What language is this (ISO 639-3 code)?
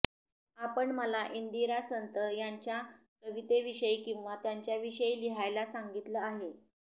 mar